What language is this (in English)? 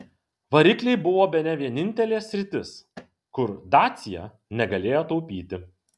Lithuanian